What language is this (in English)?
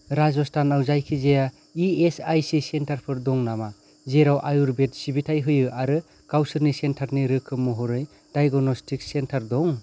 Bodo